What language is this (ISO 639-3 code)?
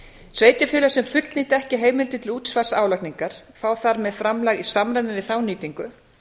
isl